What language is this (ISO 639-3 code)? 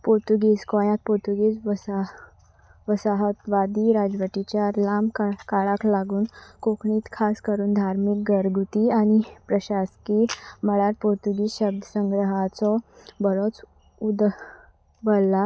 kok